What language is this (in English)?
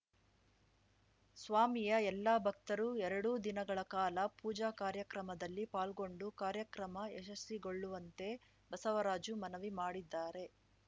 Kannada